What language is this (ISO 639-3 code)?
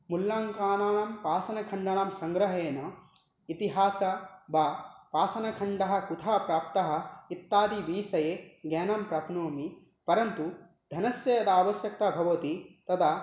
san